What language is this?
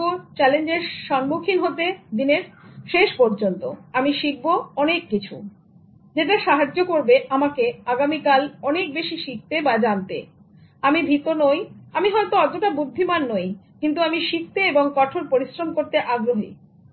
Bangla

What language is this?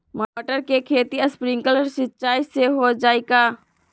Magahi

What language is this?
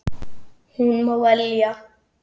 Icelandic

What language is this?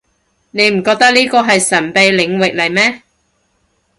Cantonese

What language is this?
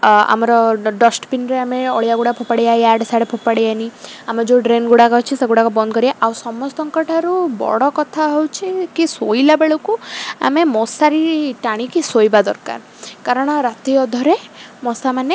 Odia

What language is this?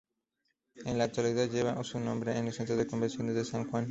Spanish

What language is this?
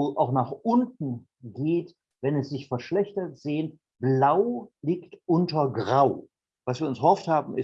German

